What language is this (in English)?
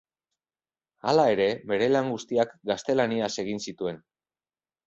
Basque